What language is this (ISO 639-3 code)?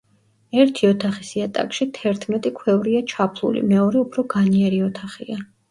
kat